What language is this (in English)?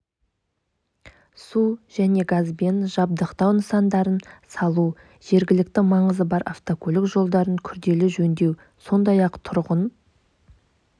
Kazakh